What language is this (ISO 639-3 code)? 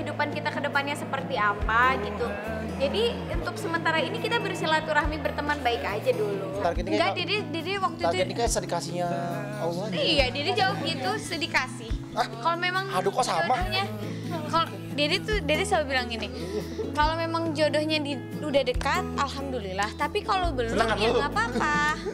ind